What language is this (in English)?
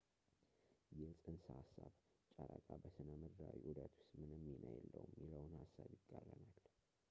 Amharic